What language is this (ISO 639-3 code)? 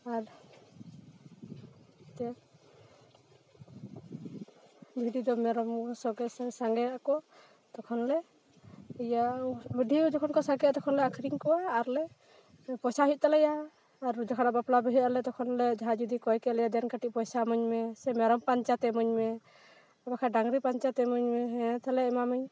sat